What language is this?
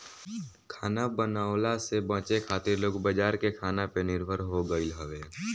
Bhojpuri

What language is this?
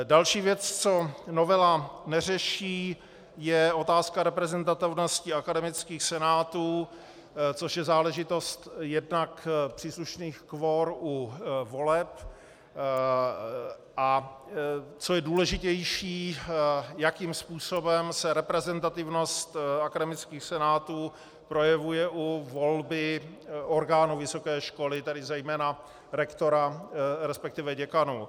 Czech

